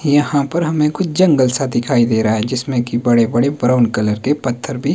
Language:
Hindi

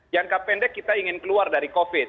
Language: Indonesian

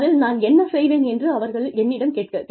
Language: Tamil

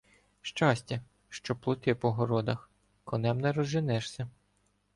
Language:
Ukrainian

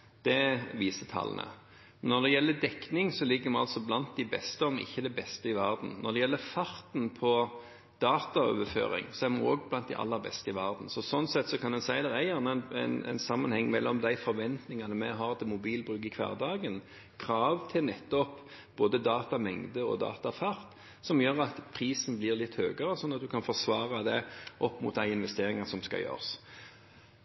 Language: Norwegian Bokmål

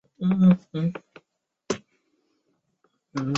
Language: Chinese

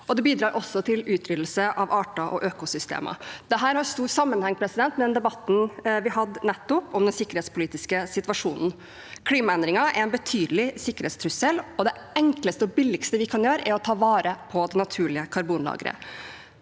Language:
Norwegian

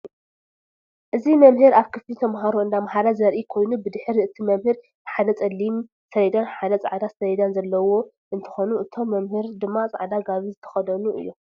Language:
Tigrinya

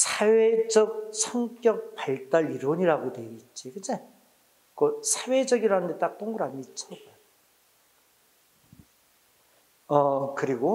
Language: Korean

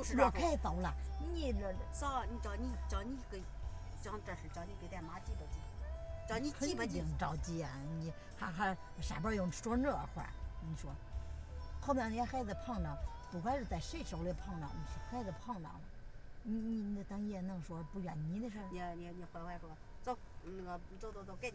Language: Chinese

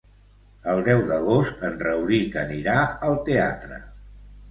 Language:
Catalan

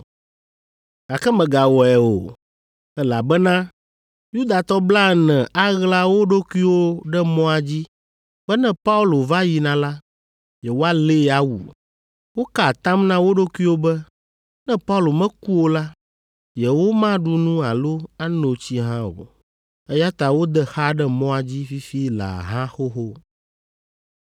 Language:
Ewe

